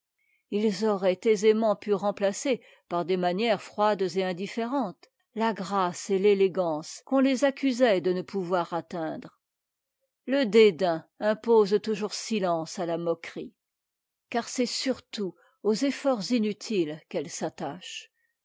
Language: French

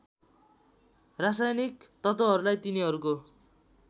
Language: Nepali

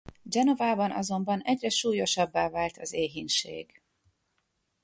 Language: Hungarian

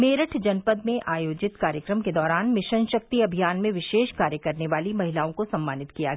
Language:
Hindi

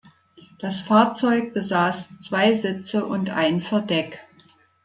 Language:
German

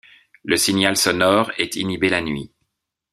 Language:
French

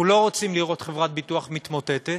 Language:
Hebrew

